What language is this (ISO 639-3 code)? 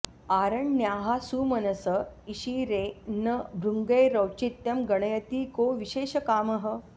san